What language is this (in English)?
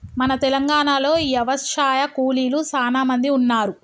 Telugu